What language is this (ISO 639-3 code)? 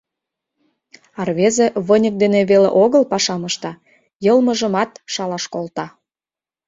chm